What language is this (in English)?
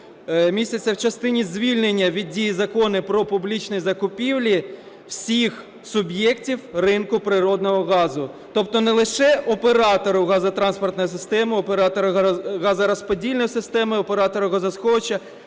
Ukrainian